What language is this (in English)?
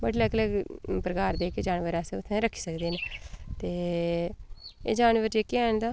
Dogri